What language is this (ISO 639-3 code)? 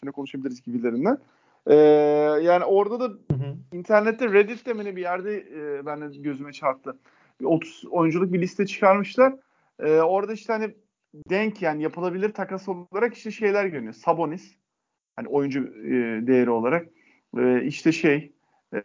tur